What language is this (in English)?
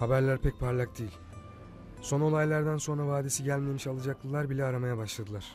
Turkish